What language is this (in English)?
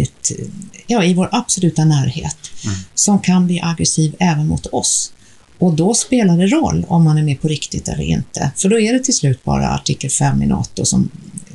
Swedish